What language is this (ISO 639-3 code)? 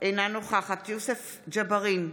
heb